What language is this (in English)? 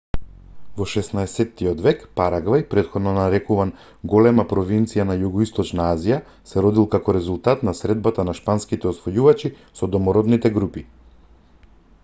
Macedonian